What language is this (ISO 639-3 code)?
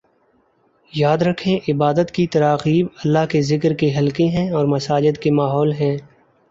urd